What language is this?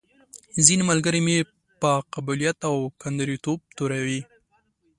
Pashto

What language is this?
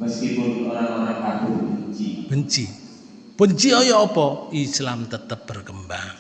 Indonesian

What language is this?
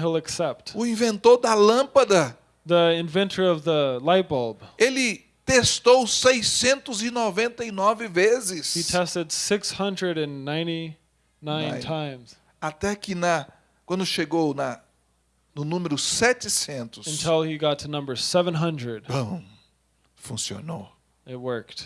Portuguese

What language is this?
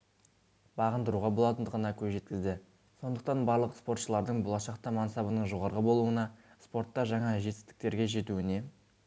Kazakh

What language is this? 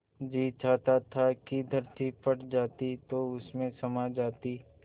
Hindi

